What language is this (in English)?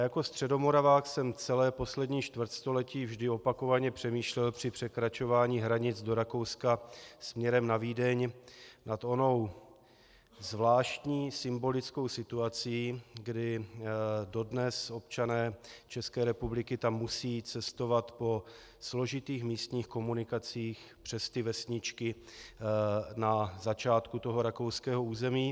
Czech